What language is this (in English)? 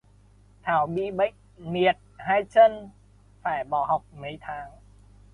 Vietnamese